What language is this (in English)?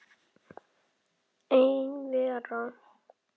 Icelandic